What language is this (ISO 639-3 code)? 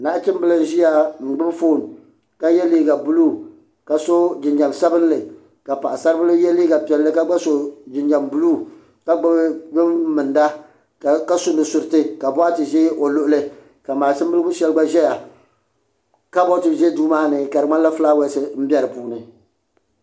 dag